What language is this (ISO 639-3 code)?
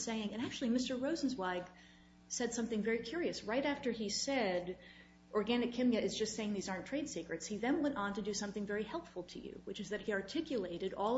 eng